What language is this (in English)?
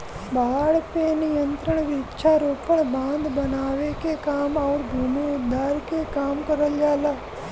Bhojpuri